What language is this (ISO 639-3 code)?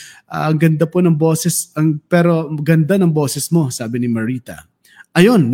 fil